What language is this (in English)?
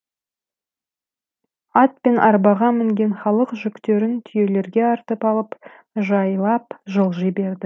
Kazakh